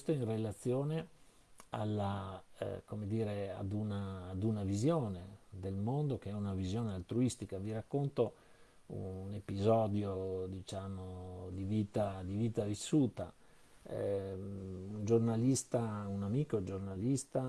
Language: Italian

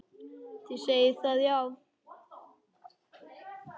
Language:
Icelandic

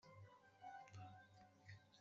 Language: Kabyle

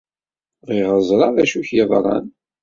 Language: Kabyle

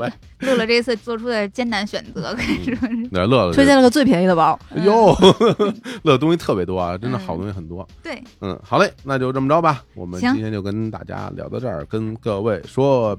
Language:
Chinese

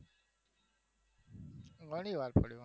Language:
Gujarati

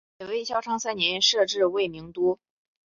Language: Chinese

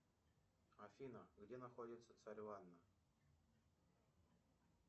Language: Russian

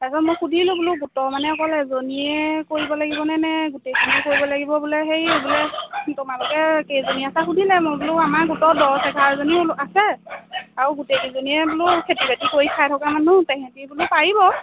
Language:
Assamese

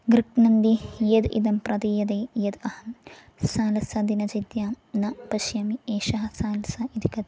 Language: Sanskrit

